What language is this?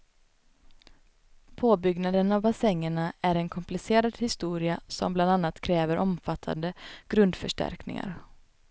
Swedish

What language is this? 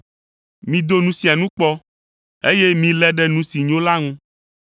Ewe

